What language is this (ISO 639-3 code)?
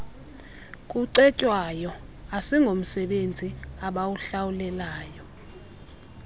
xho